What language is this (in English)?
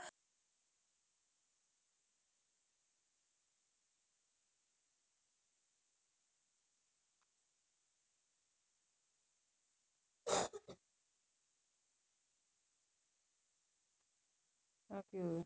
Punjabi